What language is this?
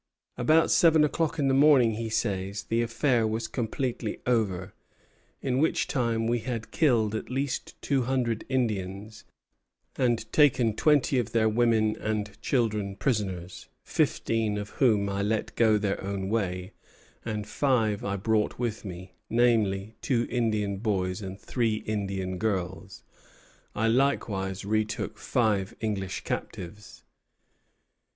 English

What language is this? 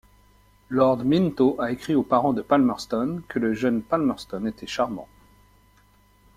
French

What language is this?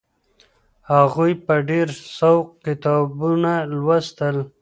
Pashto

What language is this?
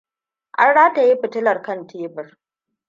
Hausa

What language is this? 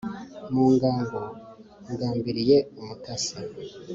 Kinyarwanda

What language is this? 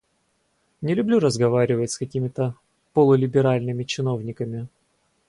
Russian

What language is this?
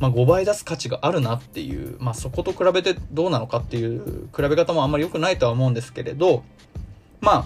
Japanese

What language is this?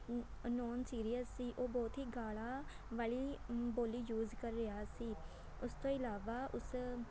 Punjabi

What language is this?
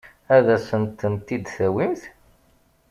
Kabyle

